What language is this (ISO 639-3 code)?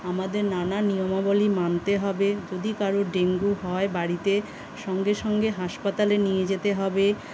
ben